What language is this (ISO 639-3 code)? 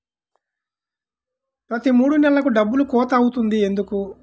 tel